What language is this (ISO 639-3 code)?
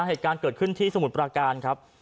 tha